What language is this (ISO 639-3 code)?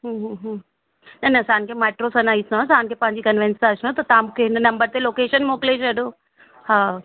snd